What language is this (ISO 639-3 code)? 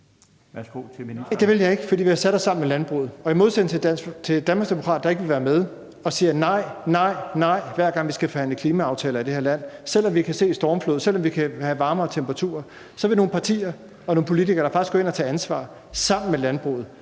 dan